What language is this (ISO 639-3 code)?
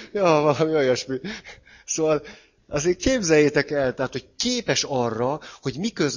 hun